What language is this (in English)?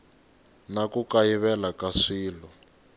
Tsonga